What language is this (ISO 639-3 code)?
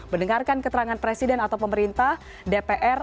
ind